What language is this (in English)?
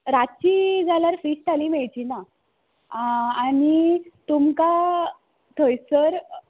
Konkani